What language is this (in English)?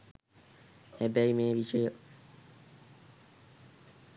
Sinhala